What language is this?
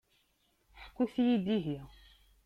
Kabyle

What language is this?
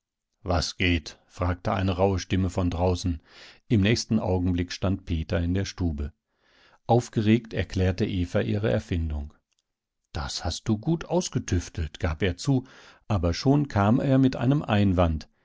German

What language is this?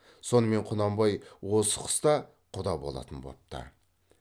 Kazakh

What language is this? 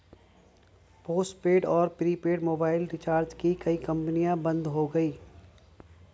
Hindi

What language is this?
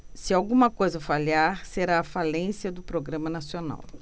Portuguese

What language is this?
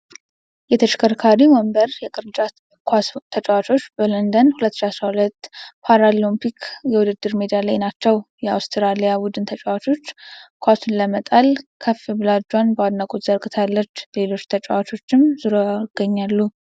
Amharic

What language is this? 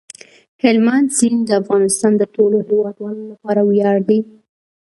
Pashto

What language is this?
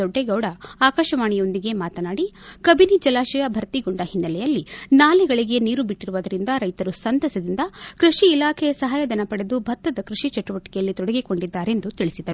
Kannada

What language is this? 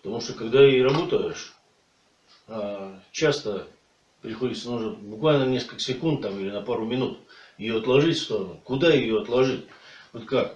Russian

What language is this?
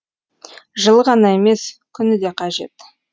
Kazakh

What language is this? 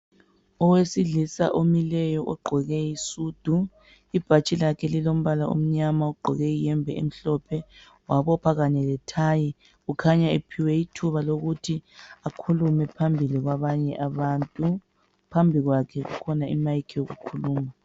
North Ndebele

